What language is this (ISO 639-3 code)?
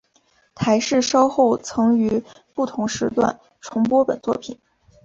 zho